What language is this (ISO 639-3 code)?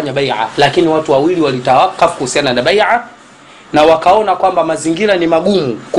swa